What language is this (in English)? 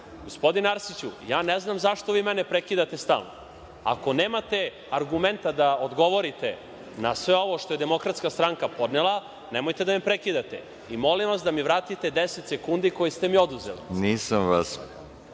Serbian